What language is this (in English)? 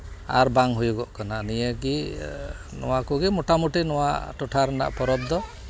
Santali